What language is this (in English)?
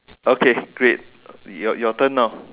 English